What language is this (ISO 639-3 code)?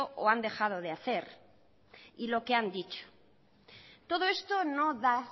spa